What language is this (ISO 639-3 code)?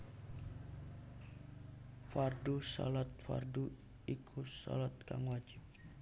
jav